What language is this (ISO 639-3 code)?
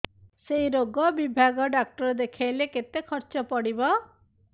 ori